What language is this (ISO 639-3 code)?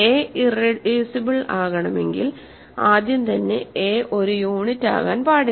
mal